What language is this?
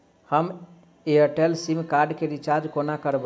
Maithili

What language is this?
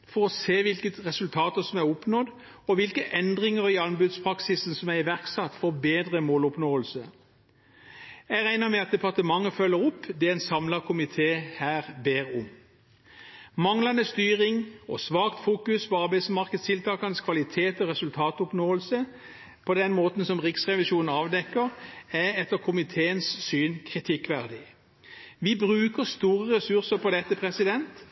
Norwegian Bokmål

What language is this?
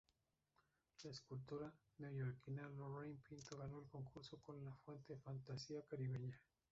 Spanish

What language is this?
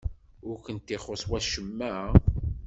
Kabyle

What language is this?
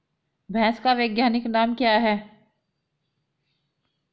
Hindi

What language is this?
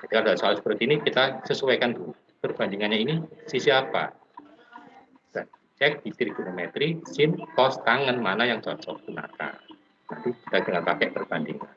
Indonesian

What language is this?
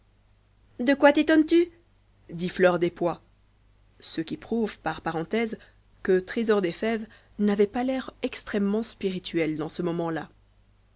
French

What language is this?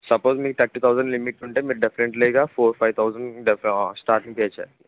Telugu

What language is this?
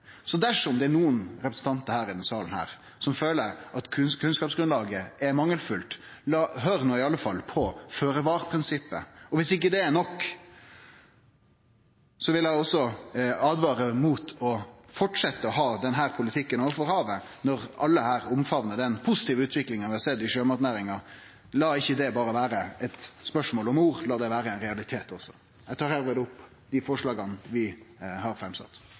Norwegian Nynorsk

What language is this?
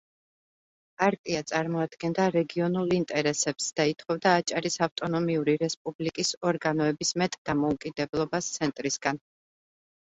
Georgian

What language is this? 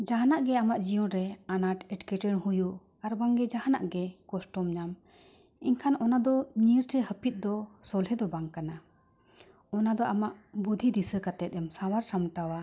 Santali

